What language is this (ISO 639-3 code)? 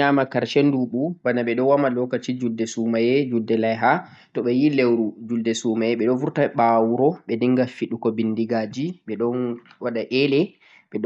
fuq